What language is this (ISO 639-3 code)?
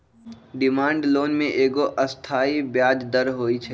mag